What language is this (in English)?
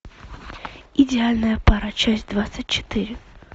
Russian